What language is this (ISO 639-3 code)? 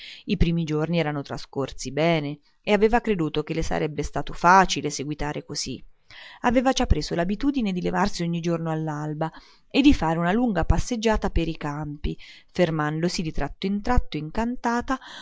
ita